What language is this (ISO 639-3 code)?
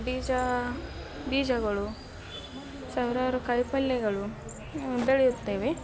kan